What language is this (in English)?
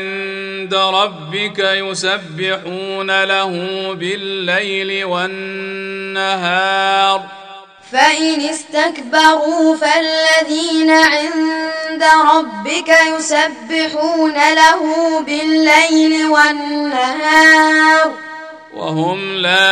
Arabic